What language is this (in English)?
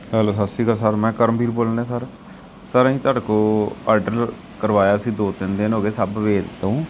Punjabi